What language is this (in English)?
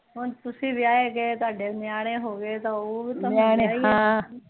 Punjabi